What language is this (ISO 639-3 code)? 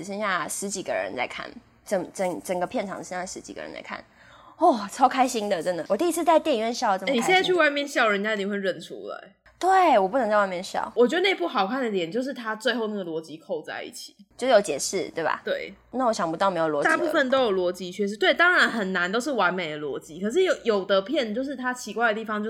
zho